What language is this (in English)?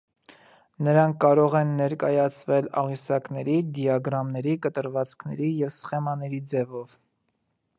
Armenian